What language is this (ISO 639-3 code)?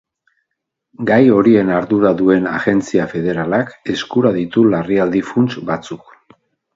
eus